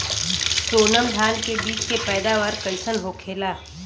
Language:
Bhojpuri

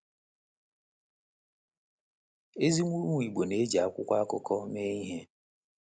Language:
Igbo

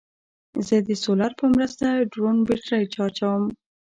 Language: Pashto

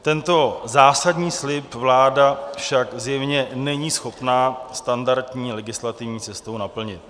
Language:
Czech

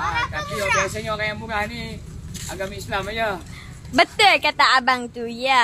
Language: Malay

